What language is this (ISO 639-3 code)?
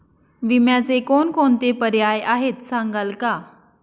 mar